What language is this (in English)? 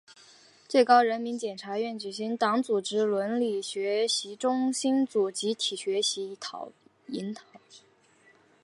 Chinese